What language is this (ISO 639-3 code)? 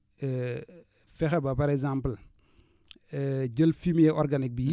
wol